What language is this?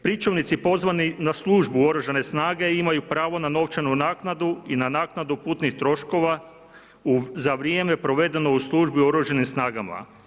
Croatian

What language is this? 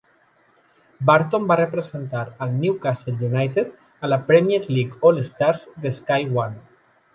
Catalan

